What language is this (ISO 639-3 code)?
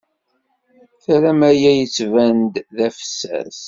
kab